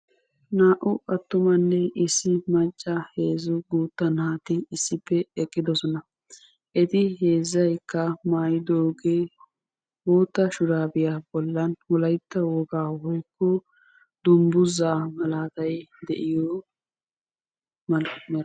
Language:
Wolaytta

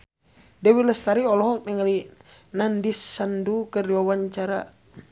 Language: Sundanese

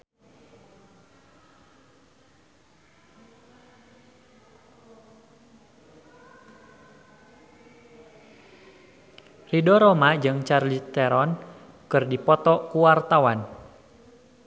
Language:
Sundanese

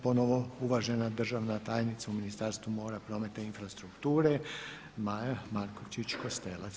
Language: Croatian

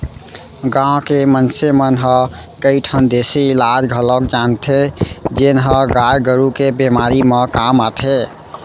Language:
Chhattisgarhi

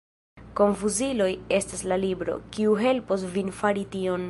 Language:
Esperanto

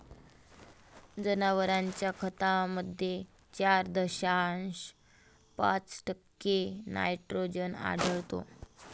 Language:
Marathi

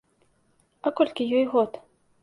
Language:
Belarusian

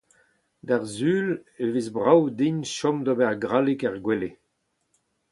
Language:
Breton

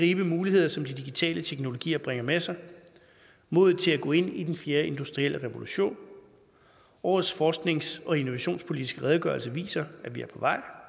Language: Danish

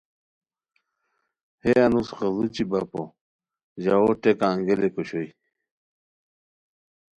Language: Khowar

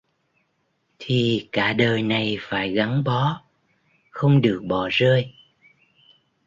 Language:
Vietnamese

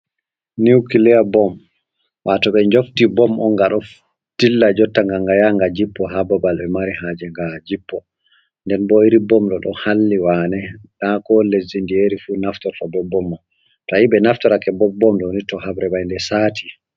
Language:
Fula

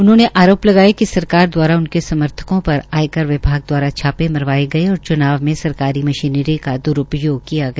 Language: Hindi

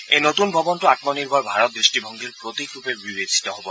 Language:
Assamese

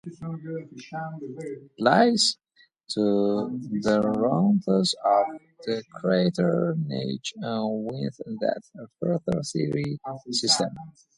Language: English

